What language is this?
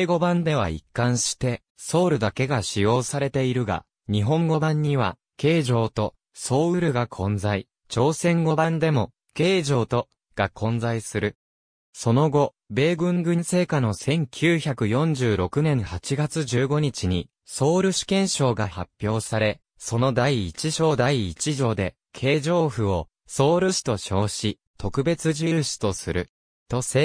Japanese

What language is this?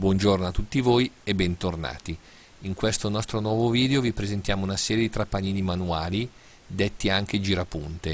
Italian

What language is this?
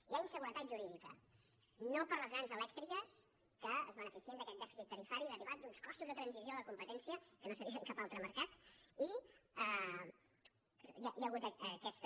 Catalan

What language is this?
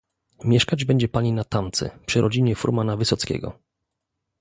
Polish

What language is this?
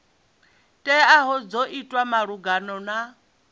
Venda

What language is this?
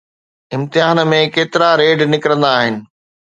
Sindhi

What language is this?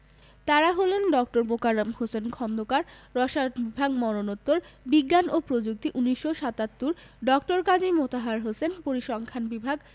Bangla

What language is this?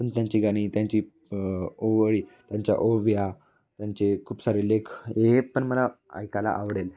Marathi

